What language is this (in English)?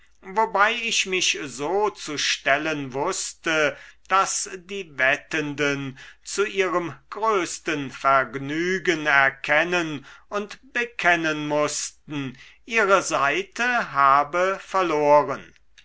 German